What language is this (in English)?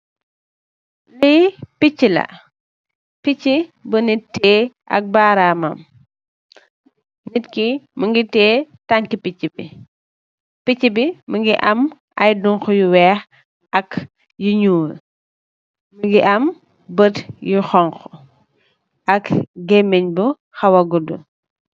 Wolof